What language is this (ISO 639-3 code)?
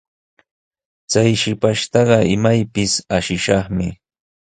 qws